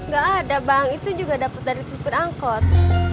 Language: Indonesian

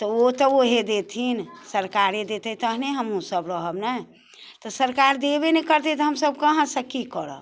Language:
Maithili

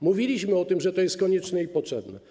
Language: Polish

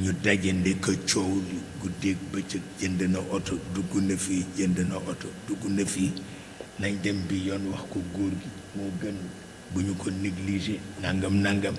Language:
Indonesian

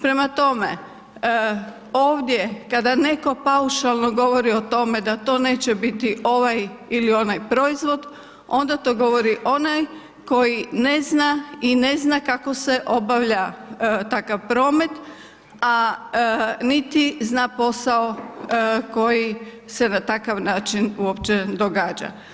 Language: Croatian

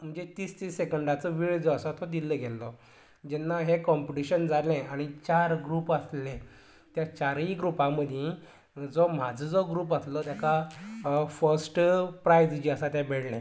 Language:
Konkani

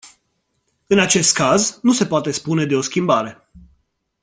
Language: Romanian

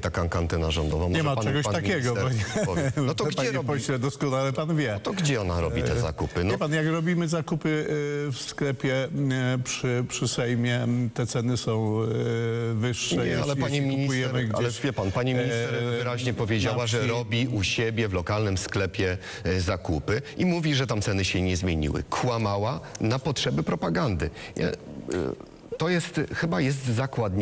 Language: Polish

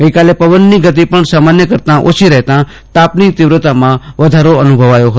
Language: Gujarati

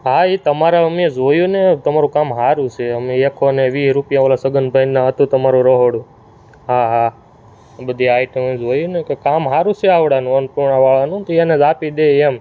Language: Gujarati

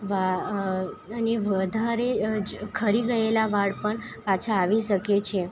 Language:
Gujarati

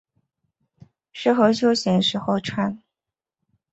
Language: Chinese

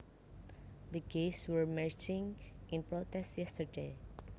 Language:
Javanese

